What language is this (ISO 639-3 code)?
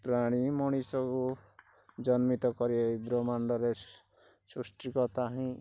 ori